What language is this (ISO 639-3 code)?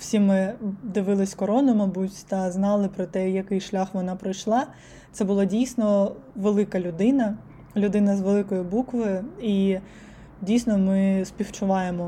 ukr